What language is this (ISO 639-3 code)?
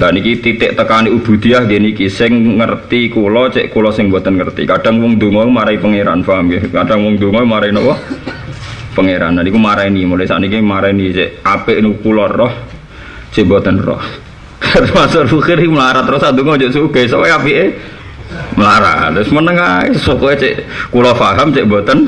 ind